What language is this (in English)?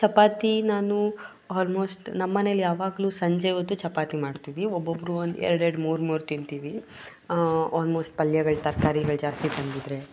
Kannada